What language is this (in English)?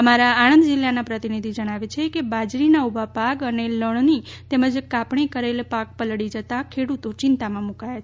Gujarati